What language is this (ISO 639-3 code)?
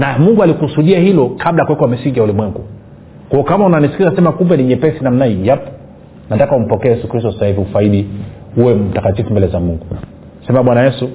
swa